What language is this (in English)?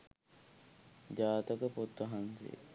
Sinhala